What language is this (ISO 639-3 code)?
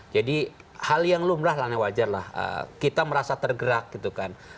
ind